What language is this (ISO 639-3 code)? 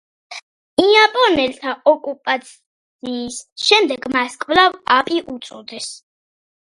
kat